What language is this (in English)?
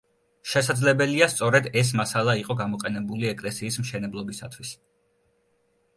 Georgian